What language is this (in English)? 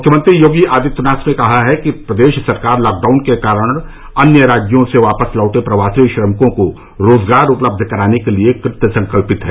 Hindi